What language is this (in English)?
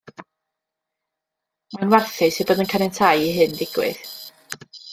Welsh